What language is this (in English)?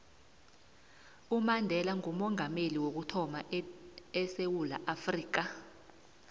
South Ndebele